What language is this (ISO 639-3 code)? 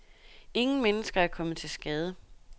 dan